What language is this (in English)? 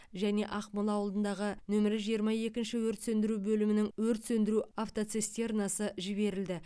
Kazakh